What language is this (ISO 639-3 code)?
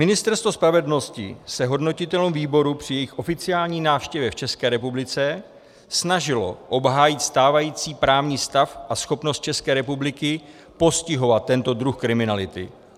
ces